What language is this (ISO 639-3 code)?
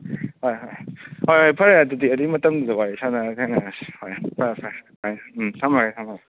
mni